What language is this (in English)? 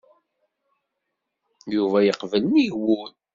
Kabyle